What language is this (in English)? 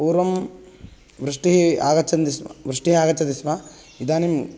Sanskrit